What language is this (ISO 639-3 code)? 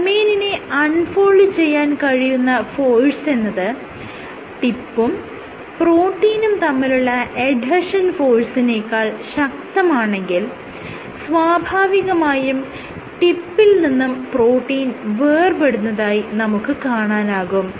mal